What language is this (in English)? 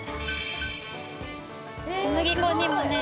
Japanese